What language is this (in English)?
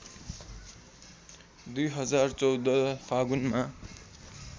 Nepali